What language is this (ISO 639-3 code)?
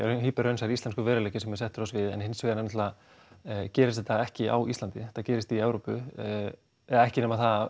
isl